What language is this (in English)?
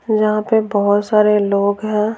Hindi